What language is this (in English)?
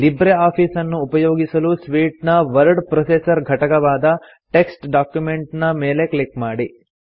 Kannada